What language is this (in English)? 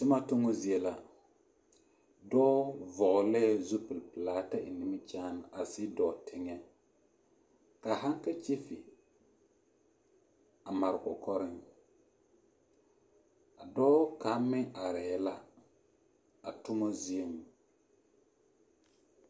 Southern Dagaare